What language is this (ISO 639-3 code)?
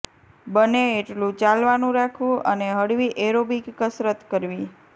guj